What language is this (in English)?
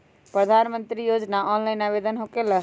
Magahi